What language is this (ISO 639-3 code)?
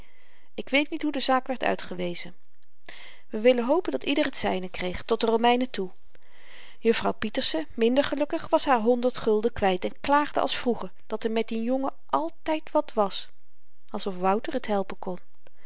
nld